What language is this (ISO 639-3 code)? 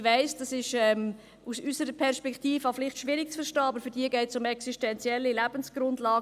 gsw